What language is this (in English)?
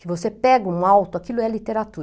Portuguese